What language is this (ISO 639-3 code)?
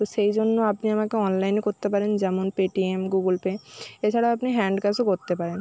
ben